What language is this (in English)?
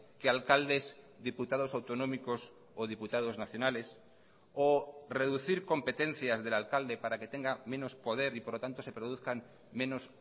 Spanish